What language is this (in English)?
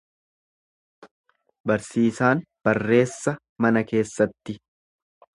Oromo